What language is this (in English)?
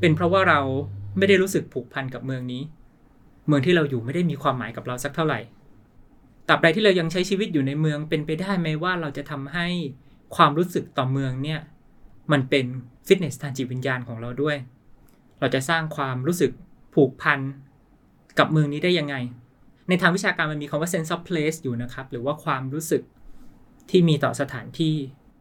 Thai